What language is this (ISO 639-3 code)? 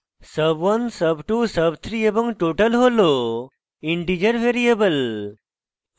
ben